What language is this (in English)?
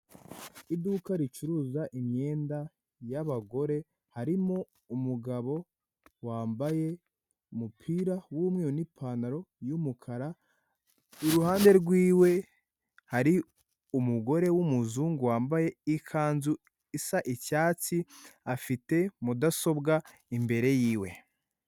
Kinyarwanda